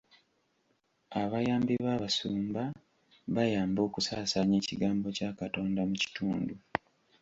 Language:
Ganda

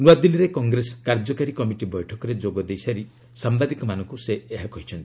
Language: Odia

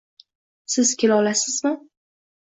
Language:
Uzbek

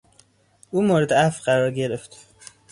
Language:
Persian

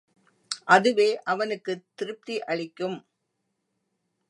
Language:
Tamil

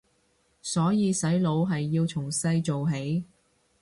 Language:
Cantonese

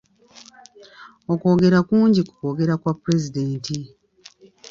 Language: Ganda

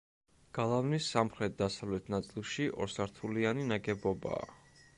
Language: Georgian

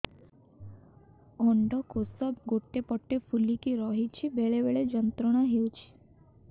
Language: Odia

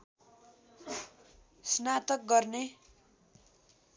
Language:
Nepali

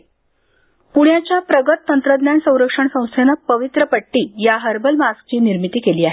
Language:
Marathi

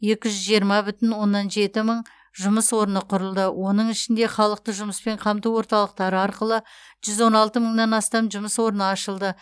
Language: Kazakh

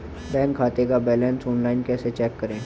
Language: Hindi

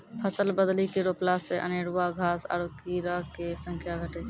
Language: Maithili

